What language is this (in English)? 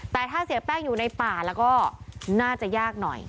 Thai